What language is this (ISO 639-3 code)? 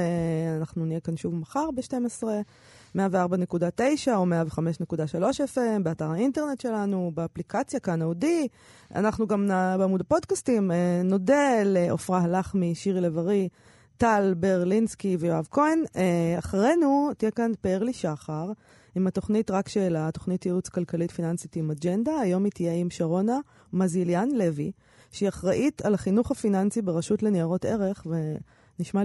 heb